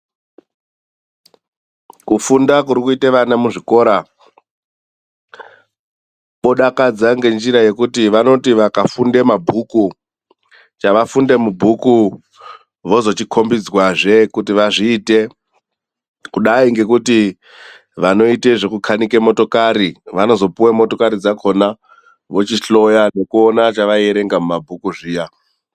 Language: Ndau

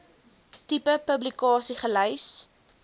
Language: Afrikaans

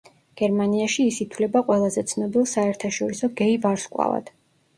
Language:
Georgian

